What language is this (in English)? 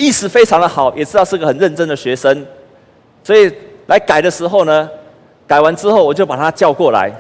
Chinese